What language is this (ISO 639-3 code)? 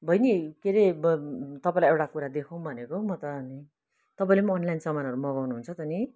nep